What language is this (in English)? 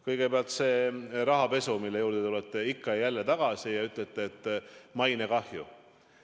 Estonian